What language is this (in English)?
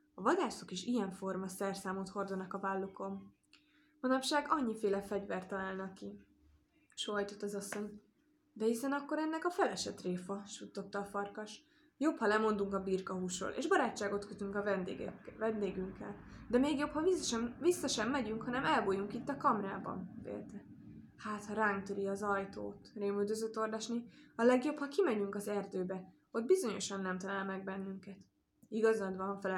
Hungarian